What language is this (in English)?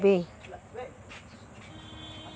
Chhattisgarhi